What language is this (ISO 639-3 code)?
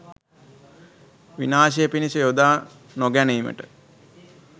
sin